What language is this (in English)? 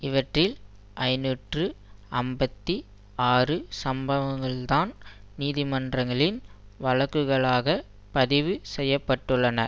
Tamil